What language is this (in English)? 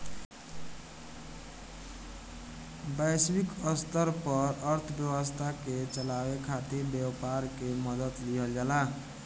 Bhojpuri